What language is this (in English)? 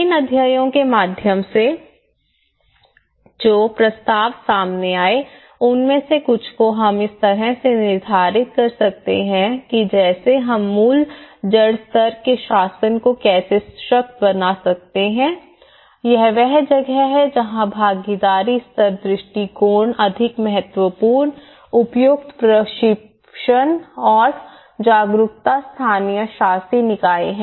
Hindi